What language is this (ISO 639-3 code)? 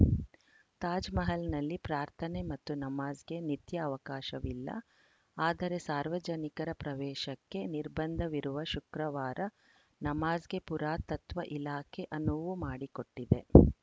kan